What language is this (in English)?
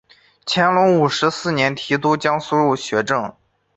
Chinese